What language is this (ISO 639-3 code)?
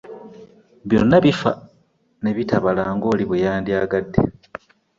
lug